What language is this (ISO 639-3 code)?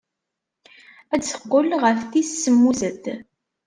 kab